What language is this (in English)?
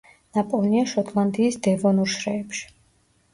Georgian